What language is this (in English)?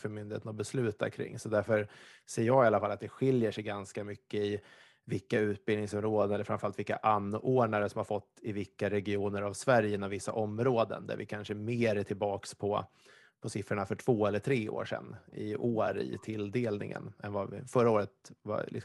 Swedish